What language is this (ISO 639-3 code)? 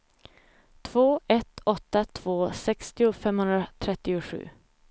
swe